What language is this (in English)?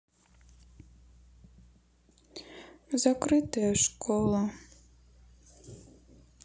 Russian